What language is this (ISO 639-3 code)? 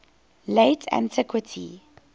eng